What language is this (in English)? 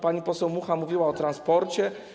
Polish